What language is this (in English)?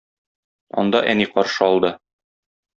Tatar